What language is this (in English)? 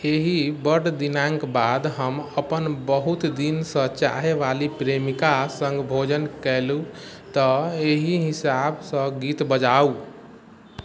Maithili